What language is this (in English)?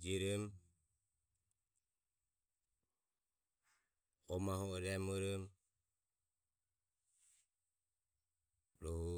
Ömie